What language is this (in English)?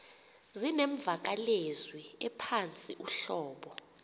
Xhosa